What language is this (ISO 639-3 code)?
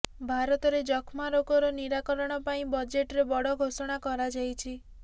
ori